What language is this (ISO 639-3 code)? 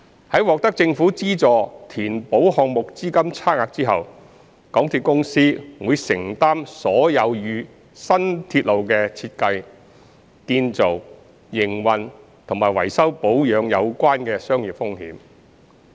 yue